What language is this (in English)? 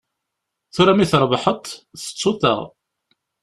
Kabyle